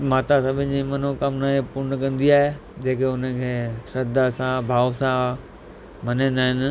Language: Sindhi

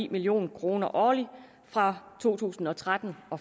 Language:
Danish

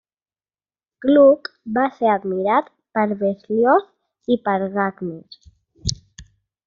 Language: Catalan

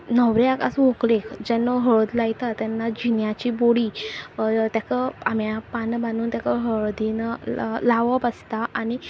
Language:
Konkani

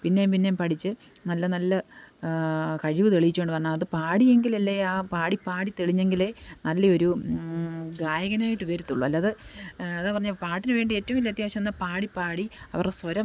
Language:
Malayalam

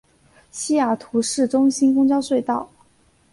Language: Chinese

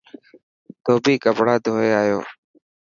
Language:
Dhatki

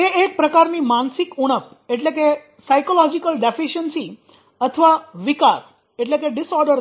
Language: Gujarati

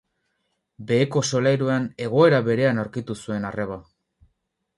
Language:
Basque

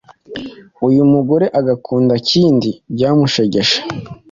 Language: Kinyarwanda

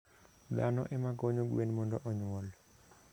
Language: Luo (Kenya and Tanzania)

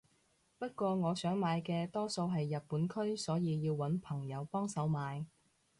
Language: Cantonese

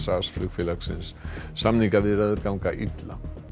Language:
Icelandic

